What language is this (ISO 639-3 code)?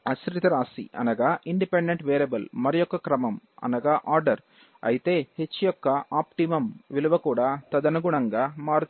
tel